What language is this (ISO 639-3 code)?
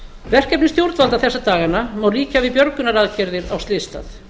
isl